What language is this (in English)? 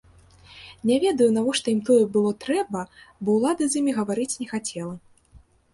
Belarusian